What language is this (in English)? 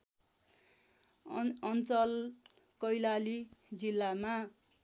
Nepali